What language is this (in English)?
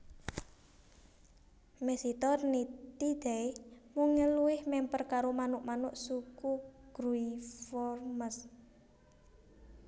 Javanese